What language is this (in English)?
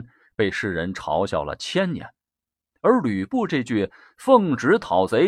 Chinese